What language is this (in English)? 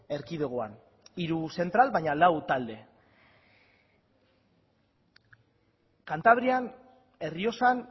Basque